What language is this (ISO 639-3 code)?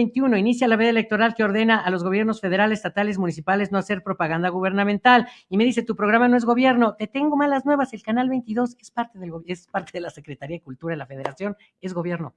spa